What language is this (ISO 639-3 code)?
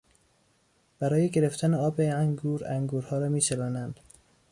fas